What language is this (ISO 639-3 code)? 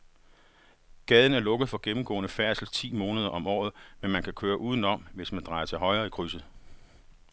dan